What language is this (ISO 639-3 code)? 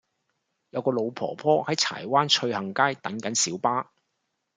yue